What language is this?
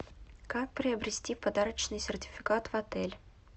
Russian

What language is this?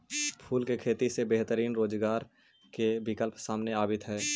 Magahi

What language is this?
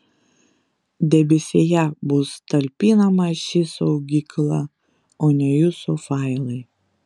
Lithuanian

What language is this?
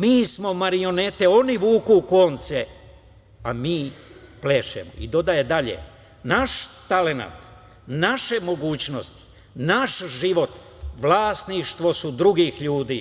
Serbian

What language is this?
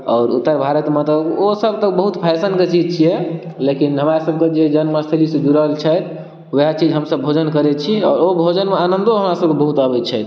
Maithili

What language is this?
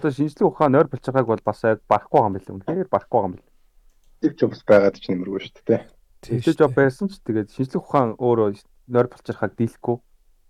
Korean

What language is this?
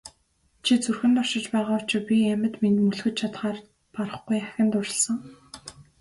Mongolian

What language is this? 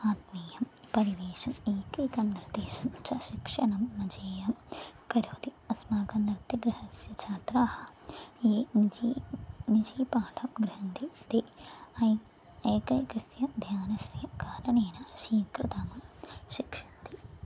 Sanskrit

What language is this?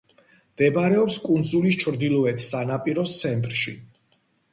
Georgian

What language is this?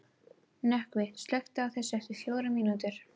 Icelandic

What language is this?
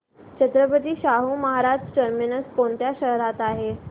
Marathi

